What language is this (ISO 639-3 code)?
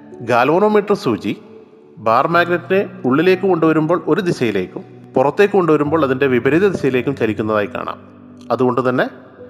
mal